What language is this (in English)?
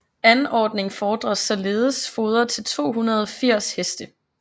Danish